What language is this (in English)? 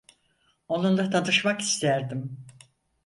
Turkish